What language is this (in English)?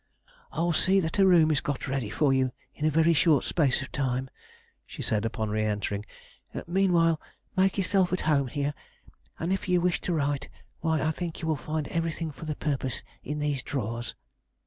English